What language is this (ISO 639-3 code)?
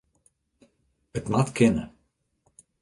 fry